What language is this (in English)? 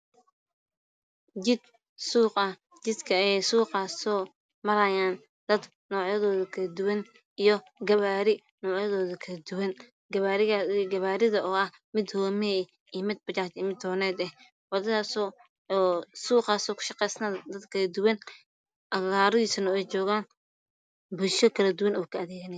Somali